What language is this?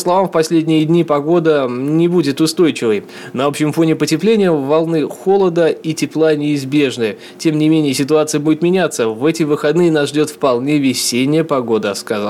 Russian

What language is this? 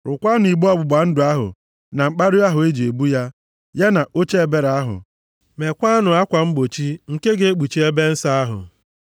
Igbo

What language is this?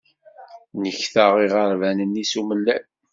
Kabyle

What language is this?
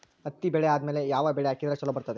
Kannada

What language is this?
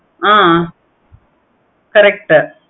Tamil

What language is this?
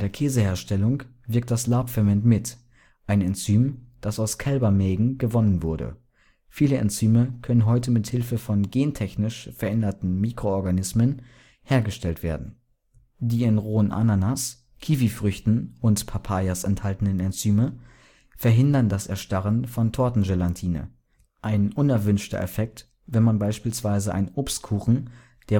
German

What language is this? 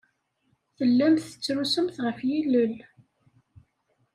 Kabyle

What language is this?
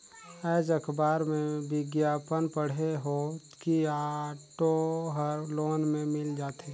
Chhattisgarhi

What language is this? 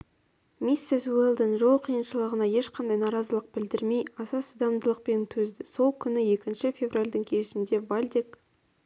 Kazakh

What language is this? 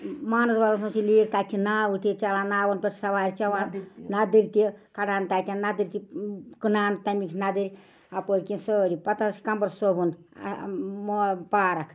Kashmiri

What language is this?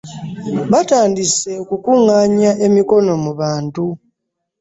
Ganda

